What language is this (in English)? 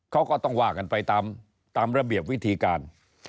Thai